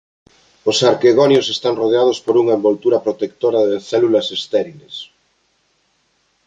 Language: Galician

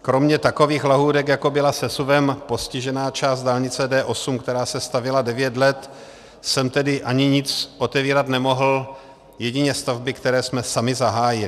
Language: Czech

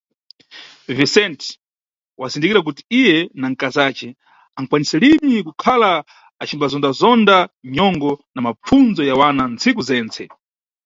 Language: Nyungwe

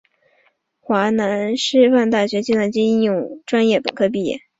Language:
Chinese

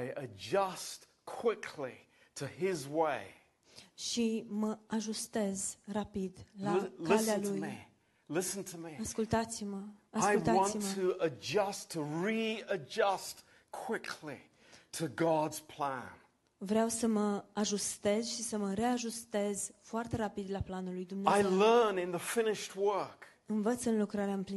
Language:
Romanian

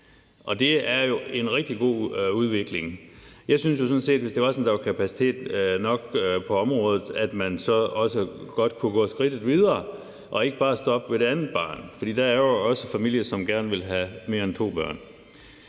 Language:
Danish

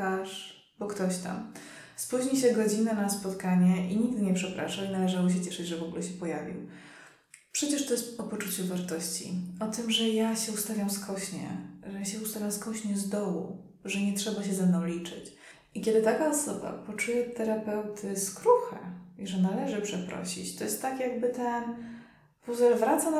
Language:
Polish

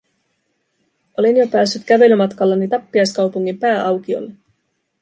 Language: Finnish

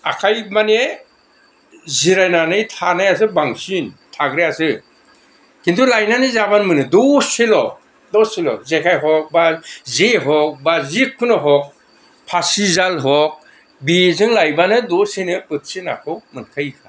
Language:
Bodo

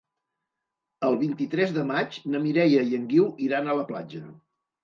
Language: Catalan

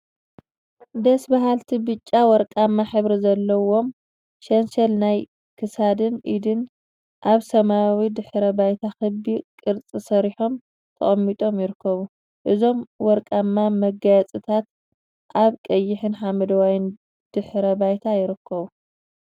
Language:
Tigrinya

